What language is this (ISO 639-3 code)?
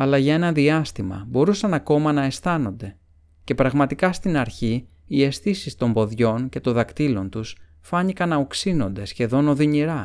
ell